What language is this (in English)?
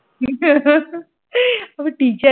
Bangla